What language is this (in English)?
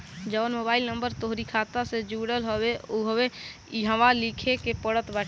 Bhojpuri